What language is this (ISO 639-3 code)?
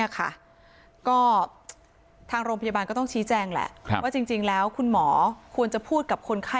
tha